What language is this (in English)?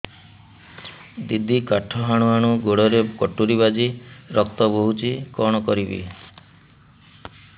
Odia